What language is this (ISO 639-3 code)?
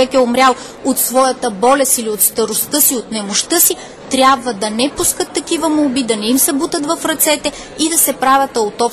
bul